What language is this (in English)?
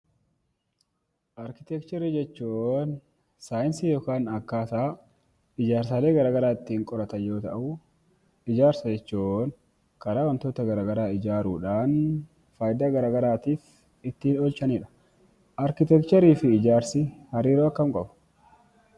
Oromo